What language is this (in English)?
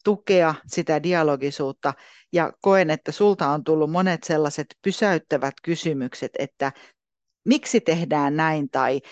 Finnish